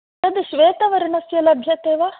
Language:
Sanskrit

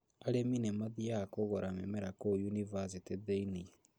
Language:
Kikuyu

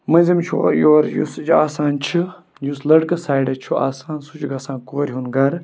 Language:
Kashmiri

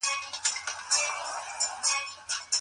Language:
Pashto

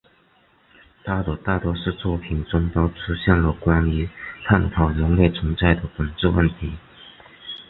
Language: Chinese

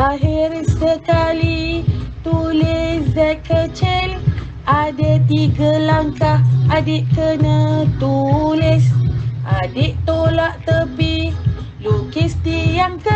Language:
Malay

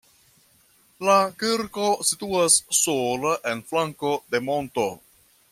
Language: Esperanto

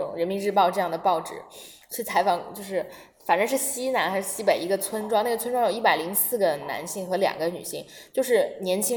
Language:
Chinese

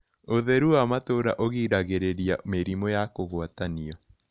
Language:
Kikuyu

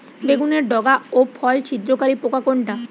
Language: Bangla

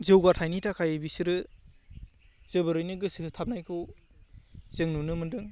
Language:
Bodo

